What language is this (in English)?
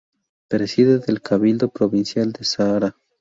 Spanish